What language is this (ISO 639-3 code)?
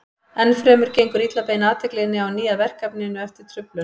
isl